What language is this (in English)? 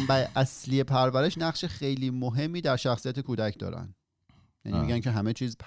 Persian